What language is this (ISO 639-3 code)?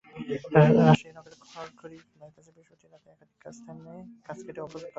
ben